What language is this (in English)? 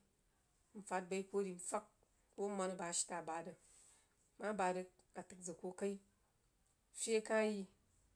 Jiba